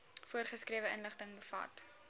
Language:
Afrikaans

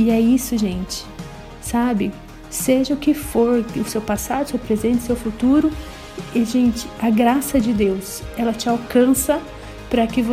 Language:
Portuguese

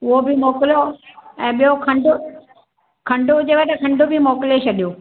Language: Sindhi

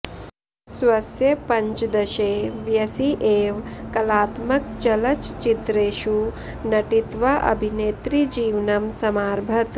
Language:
Sanskrit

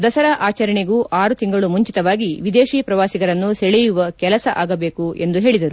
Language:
Kannada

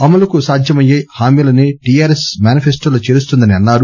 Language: Telugu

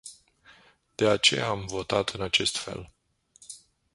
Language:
Romanian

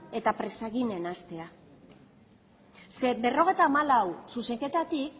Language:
Basque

